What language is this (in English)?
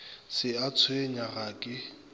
Northern Sotho